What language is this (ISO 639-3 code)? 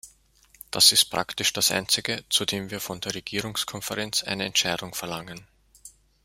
deu